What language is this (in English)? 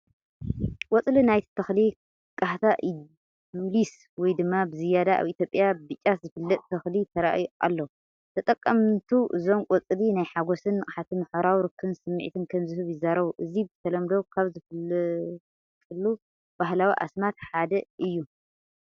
Tigrinya